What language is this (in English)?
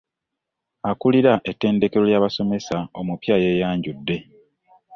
Ganda